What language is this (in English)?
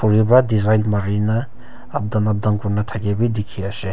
Naga Pidgin